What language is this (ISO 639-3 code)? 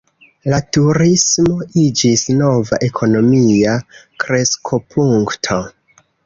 epo